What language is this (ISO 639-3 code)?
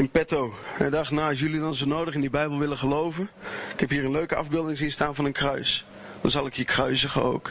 nld